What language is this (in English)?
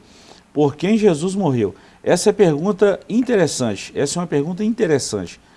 Portuguese